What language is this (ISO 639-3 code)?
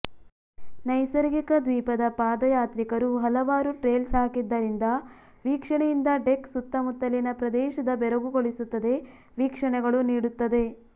kan